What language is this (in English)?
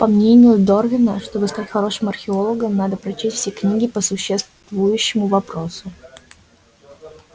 Russian